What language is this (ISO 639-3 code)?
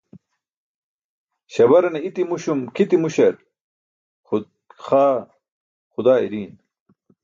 bsk